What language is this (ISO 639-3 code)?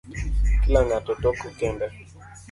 luo